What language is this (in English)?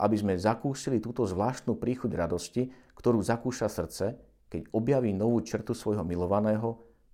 Slovak